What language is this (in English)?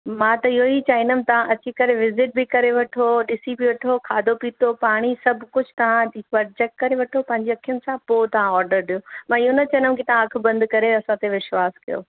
Sindhi